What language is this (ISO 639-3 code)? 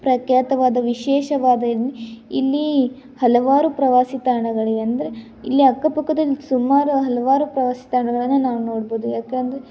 kan